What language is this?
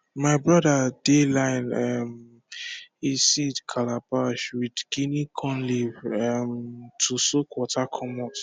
Nigerian Pidgin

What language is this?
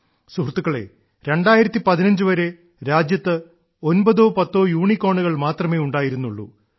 Malayalam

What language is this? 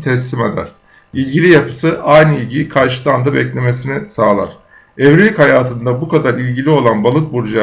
Turkish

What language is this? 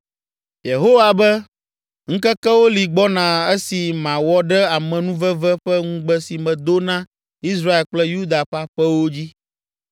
Ewe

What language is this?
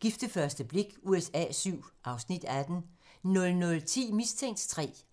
Danish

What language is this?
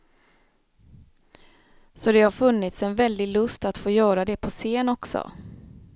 Swedish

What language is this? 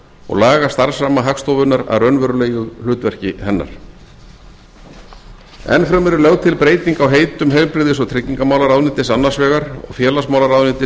Icelandic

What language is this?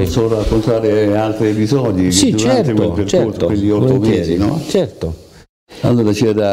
Italian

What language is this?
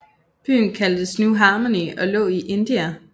Danish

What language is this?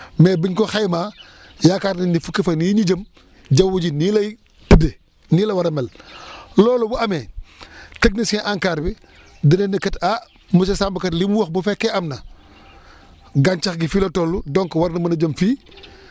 Wolof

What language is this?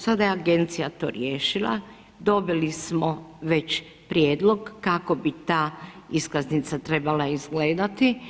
Croatian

